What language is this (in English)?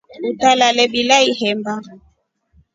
Rombo